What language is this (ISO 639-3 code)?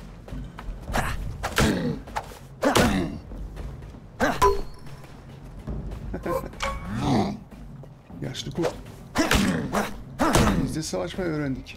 tur